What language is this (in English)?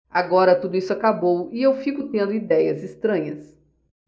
Portuguese